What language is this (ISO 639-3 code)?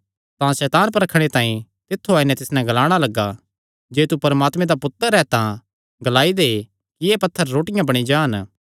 xnr